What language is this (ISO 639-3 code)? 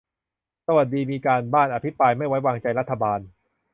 tha